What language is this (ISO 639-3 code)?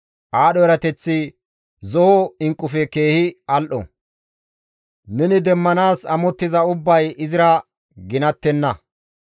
gmv